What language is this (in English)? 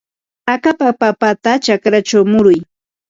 Ambo-Pasco Quechua